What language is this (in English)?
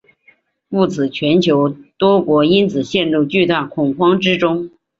Chinese